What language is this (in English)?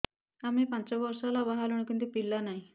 Odia